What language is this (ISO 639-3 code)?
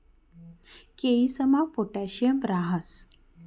mar